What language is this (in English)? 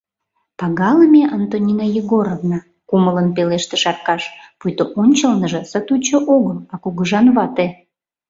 Mari